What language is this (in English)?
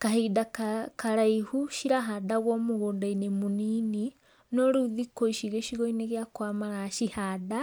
Kikuyu